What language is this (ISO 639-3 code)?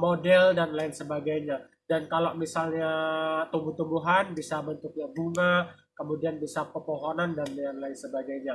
ind